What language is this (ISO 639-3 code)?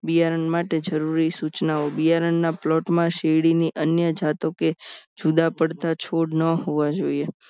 guj